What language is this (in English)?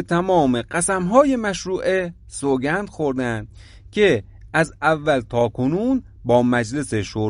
Persian